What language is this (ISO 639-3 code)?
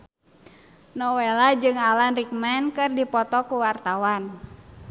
sun